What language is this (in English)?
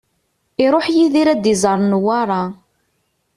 Kabyle